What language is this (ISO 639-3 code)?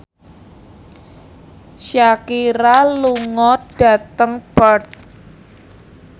jav